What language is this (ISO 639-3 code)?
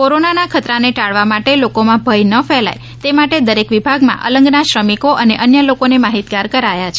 guj